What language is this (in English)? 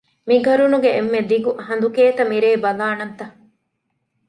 Divehi